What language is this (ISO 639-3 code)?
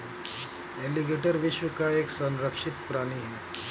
hin